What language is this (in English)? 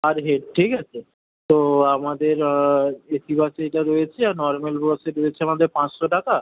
Bangla